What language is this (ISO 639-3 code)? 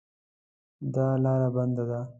pus